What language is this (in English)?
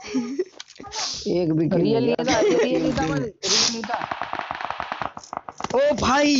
Hindi